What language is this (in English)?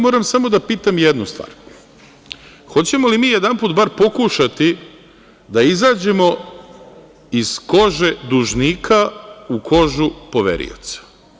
Serbian